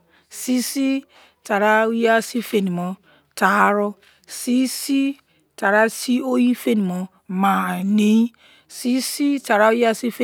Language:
Izon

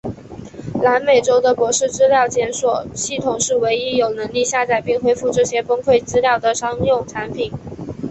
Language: Chinese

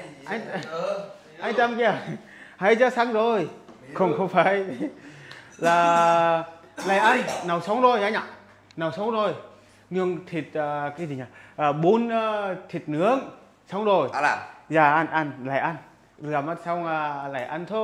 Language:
Vietnamese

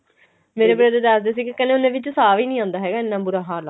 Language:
Punjabi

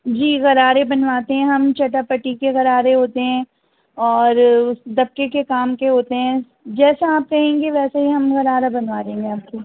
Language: Urdu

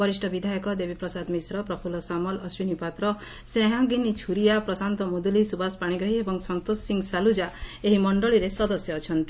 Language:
Odia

